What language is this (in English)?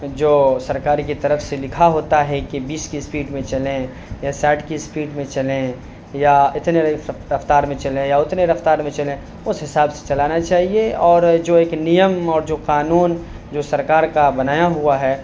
Urdu